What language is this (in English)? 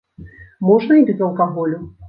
Belarusian